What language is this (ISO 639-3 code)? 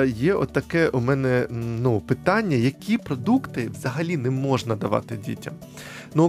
ukr